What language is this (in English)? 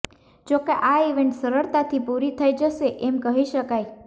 Gujarati